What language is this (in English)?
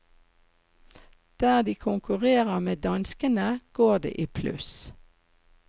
Norwegian